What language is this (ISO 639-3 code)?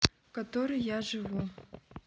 rus